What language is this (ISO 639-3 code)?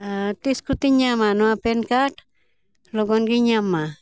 sat